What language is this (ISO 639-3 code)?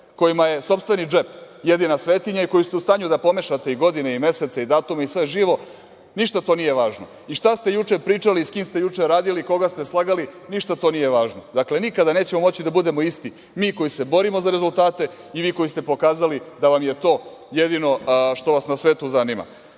srp